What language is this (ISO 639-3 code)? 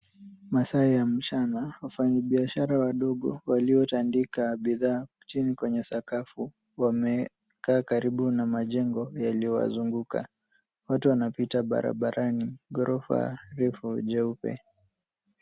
swa